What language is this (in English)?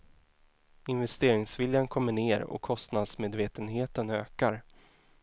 Swedish